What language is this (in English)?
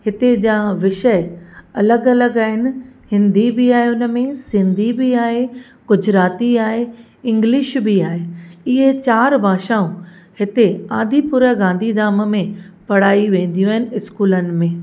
Sindhi